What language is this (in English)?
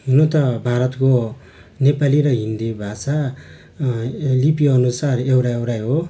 Nepali